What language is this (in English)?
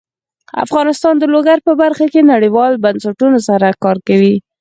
Pashto